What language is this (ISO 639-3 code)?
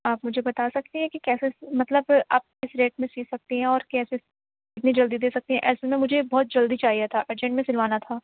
urd